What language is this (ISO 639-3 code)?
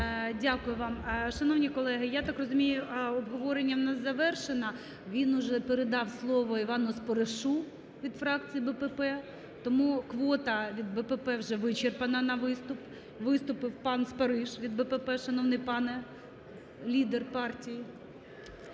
ukr